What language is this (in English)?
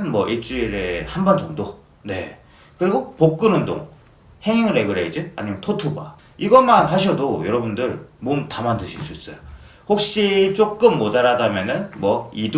Korean